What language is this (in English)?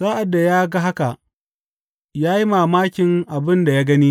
Hausa